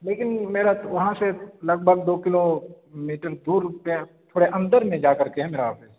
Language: Urdu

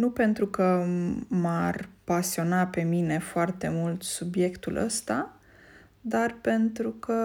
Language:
Romanian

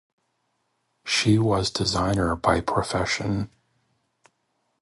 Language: English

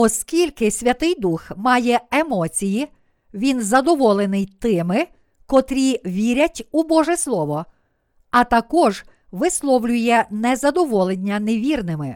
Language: Ukrainian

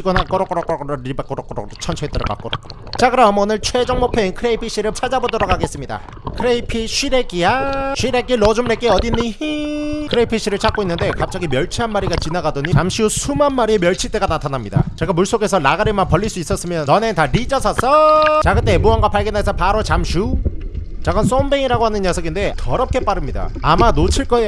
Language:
Korean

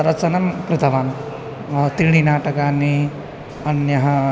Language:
Sanskrit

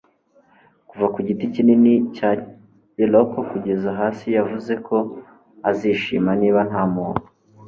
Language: Kinyarwanda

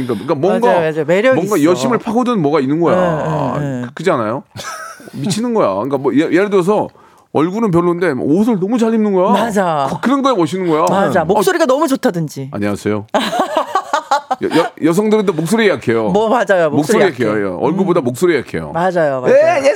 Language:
Korean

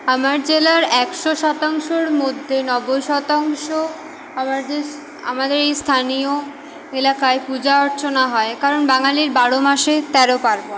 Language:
Bangla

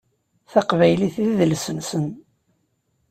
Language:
Kabyle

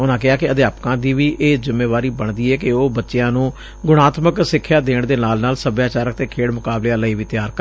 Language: Punjabi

